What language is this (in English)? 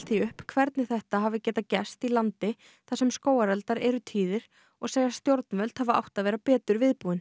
Icelandic